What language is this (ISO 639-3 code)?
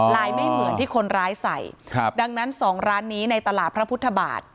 tha